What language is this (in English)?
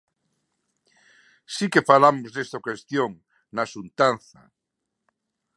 Galician